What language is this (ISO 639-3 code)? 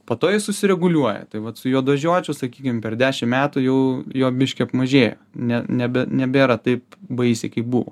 lit